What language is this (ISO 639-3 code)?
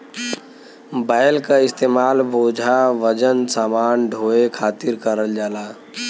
bho